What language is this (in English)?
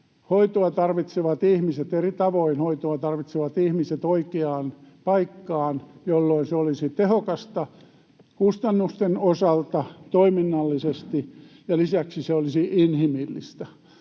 Finnish